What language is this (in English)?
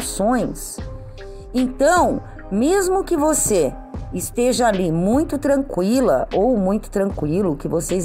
Portuguese